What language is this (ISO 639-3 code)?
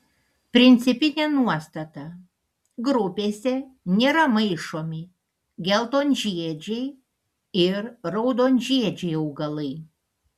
lit